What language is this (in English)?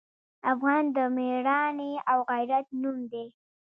Pashto